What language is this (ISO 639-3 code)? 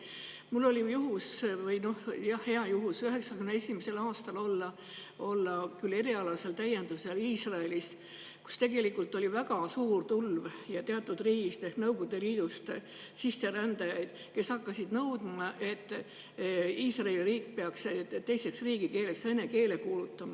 est